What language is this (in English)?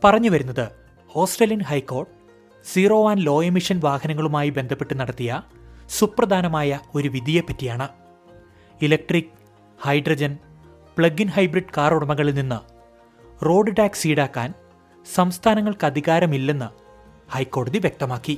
Malayalam